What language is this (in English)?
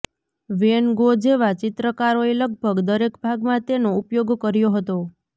Gujarati